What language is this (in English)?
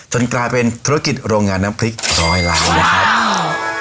Thai